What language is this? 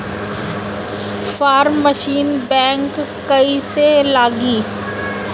Bhojpuri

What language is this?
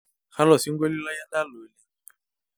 Masai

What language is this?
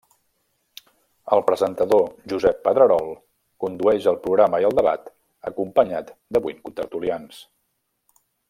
Catalan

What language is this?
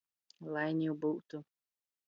Latgalian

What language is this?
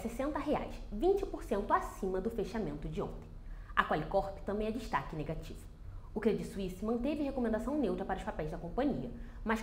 Portuguese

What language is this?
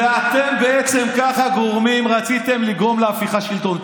Hebrew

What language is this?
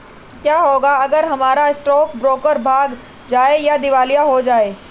Hindi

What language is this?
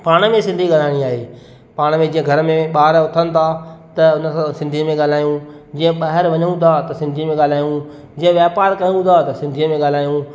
Sindhi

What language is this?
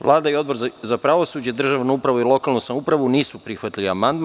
Serbian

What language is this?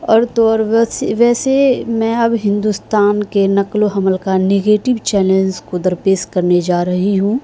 Urdu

